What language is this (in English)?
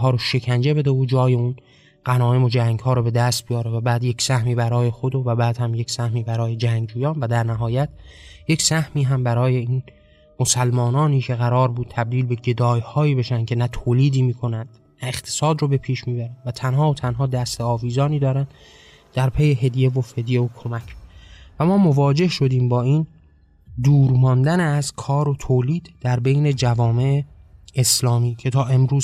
Persian